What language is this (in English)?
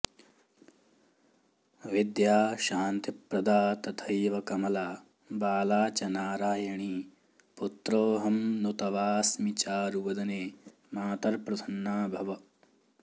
Sanskrit